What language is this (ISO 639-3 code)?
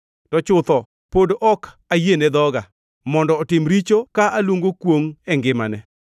luo